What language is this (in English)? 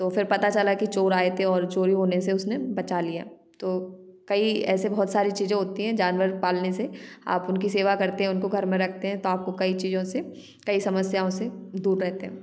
Hindi